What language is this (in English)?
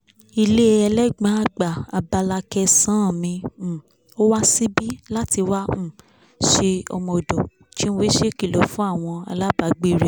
Yoruba